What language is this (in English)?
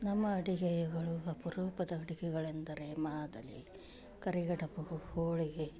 Kannada